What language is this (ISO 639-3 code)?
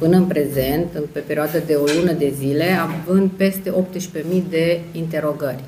ron